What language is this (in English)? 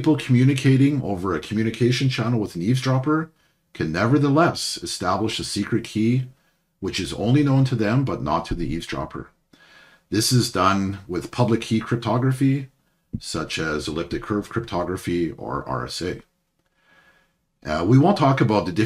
English